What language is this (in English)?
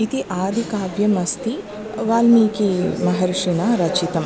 Sanskrit